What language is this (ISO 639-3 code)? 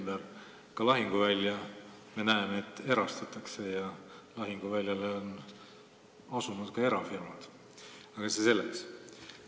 est